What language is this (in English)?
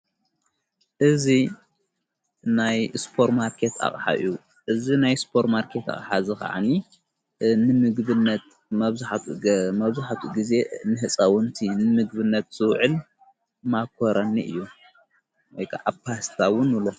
Tigrinya